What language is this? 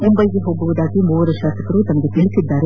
Kannada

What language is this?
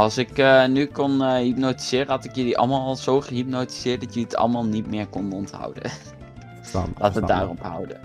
Dutch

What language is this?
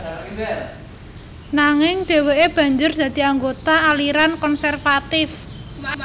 Javanese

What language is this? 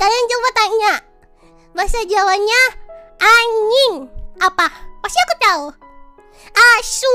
Indonesian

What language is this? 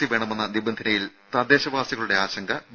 Malayalam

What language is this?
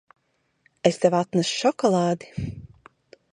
Latvian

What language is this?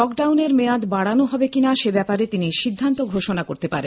Bangla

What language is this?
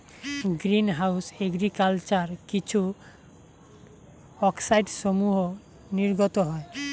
Bangla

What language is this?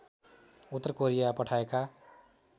Nepali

